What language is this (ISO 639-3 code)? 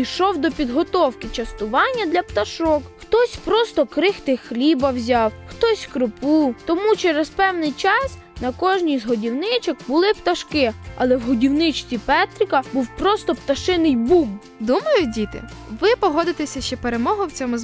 ukr